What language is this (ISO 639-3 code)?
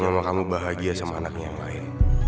ind